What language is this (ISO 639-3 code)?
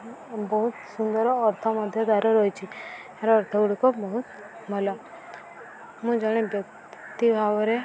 ori